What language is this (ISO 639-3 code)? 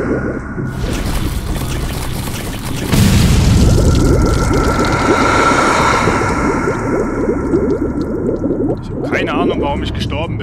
deu